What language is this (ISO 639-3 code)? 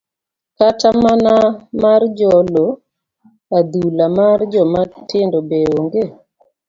luo